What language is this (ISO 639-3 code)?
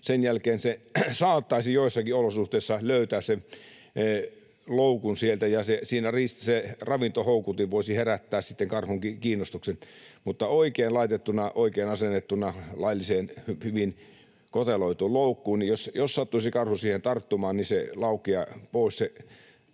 fin